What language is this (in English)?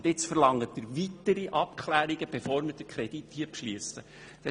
Swiss German